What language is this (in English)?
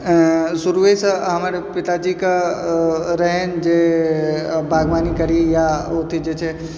Maithili